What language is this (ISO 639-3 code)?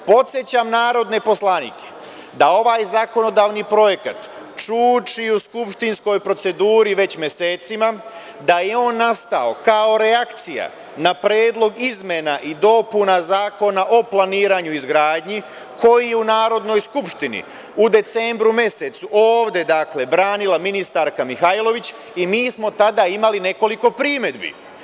srp